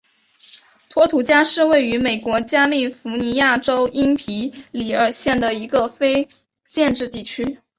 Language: Chinese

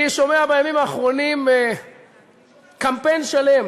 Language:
Hebrew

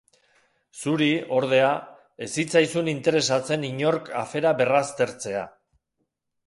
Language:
Basque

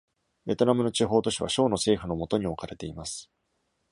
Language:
Japanese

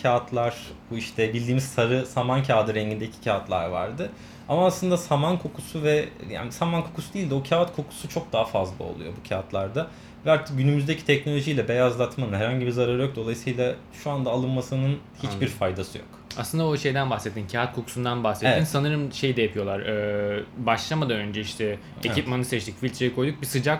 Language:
Turkish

